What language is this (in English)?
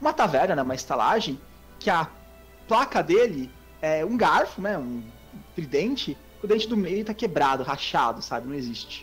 Portuguese